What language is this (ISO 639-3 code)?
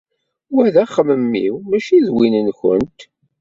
kab